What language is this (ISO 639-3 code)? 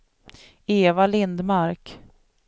swe